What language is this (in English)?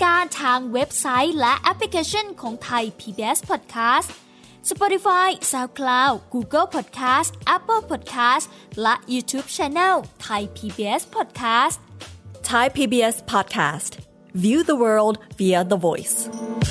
Thai